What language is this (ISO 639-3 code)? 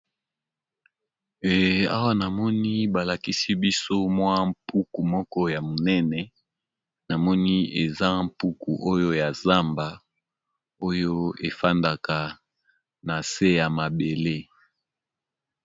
lin